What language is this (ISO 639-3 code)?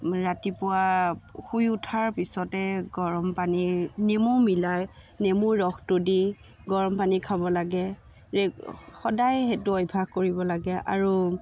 asm